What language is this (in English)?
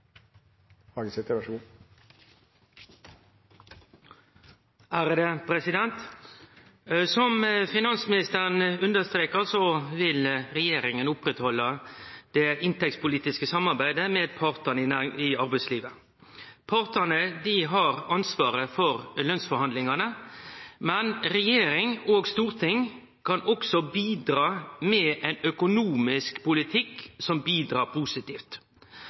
Norwegian Nynorsk